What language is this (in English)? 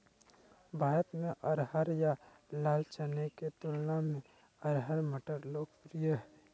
Magahi